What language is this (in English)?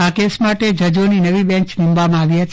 Gujarati